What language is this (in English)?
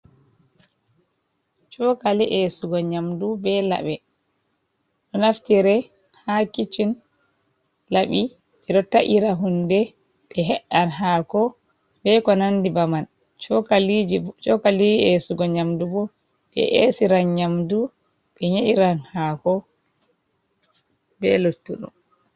Fula